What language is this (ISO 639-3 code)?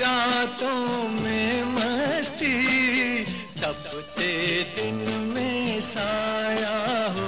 hin